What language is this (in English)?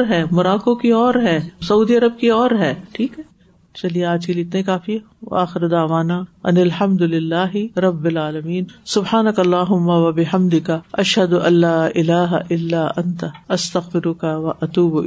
Urdu